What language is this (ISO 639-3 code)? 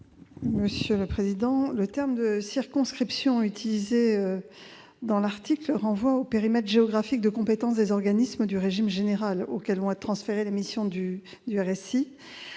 fra